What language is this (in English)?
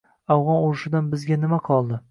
Uzbek